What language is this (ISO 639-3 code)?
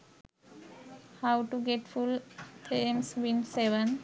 sin